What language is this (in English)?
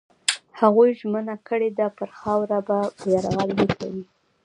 Pashto